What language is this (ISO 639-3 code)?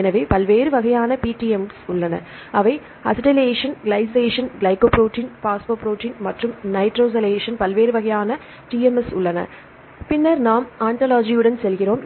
tam